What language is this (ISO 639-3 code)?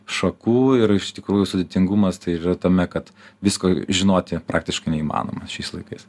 lit